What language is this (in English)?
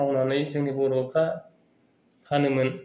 Bodo